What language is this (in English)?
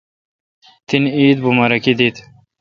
Kalkoti